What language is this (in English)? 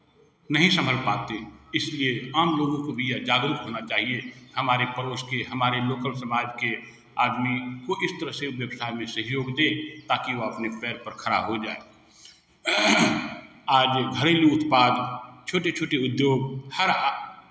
Hindi